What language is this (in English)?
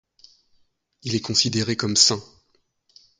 French